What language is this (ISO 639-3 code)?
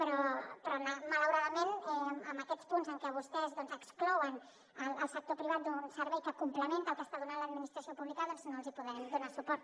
cat